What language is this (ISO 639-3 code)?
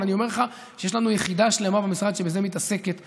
heb